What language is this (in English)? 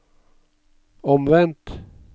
Norwegian